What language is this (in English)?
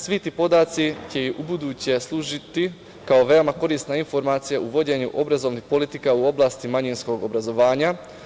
Serbian